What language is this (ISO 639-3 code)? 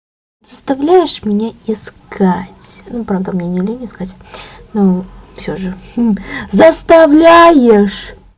rus